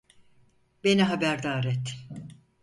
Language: Turkish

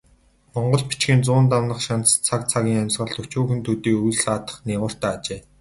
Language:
Mongolian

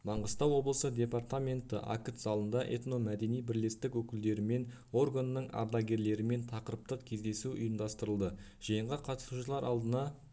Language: Kazakh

